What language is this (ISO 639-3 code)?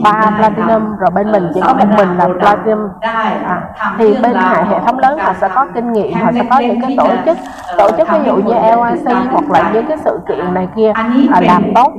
vie